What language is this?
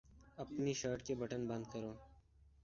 Urdu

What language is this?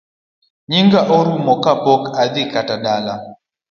Luo (Kenya and Tanzania)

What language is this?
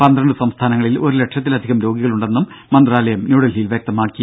Malayalam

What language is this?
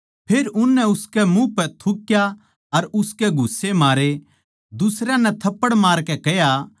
Haryanvi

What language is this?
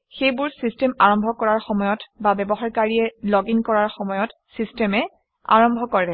Assamese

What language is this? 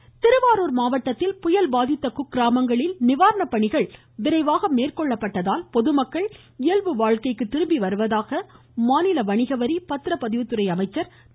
Tamil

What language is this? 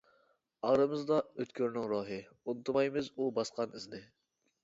Uyghur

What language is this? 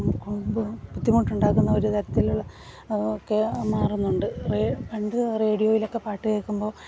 Malayalam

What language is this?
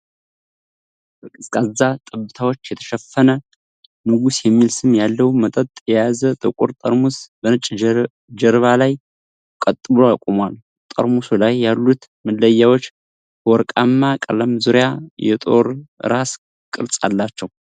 Amharic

